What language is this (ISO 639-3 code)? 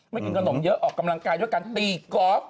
tha